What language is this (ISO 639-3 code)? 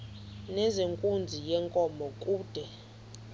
xho